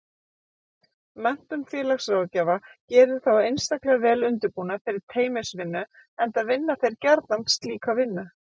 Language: Icelandic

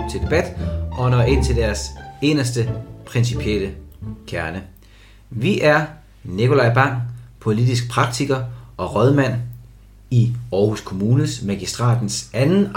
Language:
Danish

